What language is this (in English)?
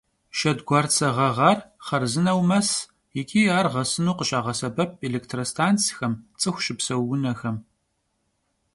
Kabardian